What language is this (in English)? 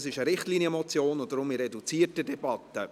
Swiss German